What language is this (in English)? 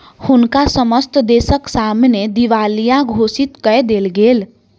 Maithili